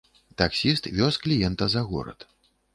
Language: Belarusian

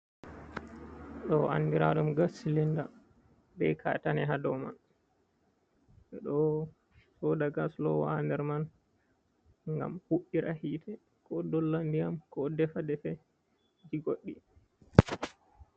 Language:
Fula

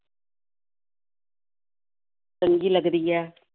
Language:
Punjabi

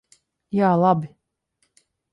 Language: Latvian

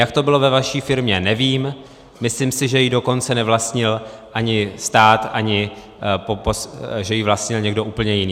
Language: Czech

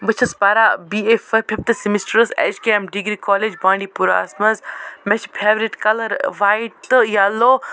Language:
Kashmiri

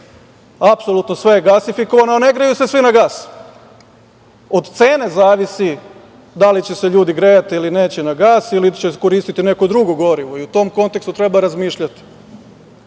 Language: Serbian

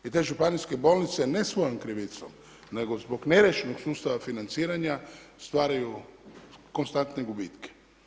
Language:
Croatian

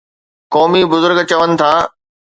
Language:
Sindhi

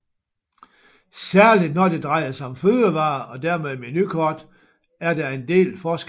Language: Danish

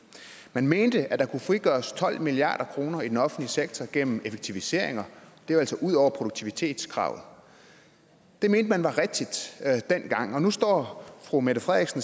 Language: Danish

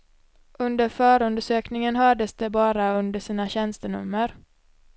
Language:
Swedish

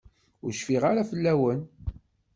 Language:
Kabyle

